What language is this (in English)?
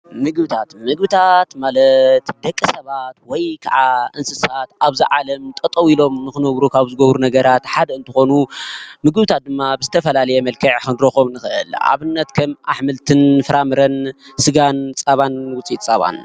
Tigrinya